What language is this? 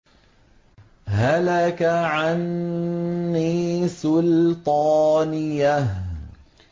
Arabic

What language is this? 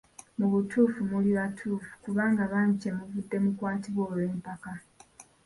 Ganda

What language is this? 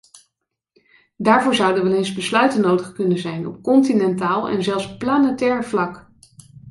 Dutch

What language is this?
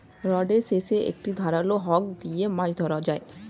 Bangla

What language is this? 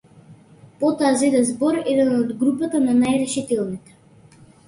Macedonian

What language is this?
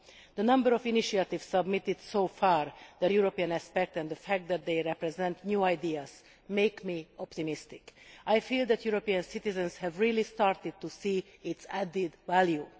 English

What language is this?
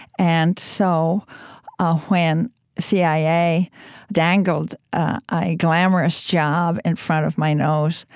English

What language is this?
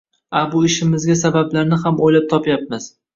Uzbek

